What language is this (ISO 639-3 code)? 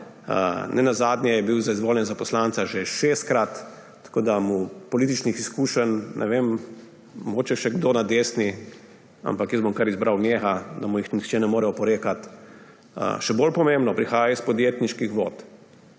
slv